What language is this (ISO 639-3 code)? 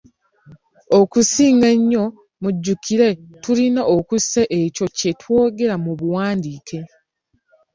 lug